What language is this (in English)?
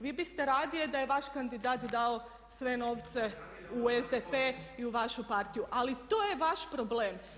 Croatian